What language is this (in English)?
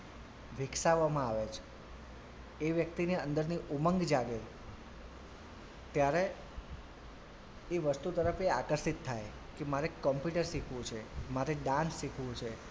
Gujarati